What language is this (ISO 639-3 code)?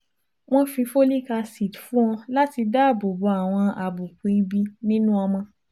yor